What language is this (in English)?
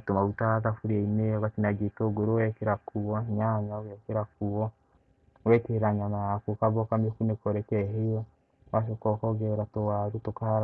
Kikuyu